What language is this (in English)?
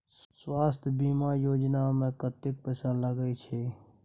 Maithili